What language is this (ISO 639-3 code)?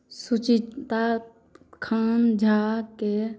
mai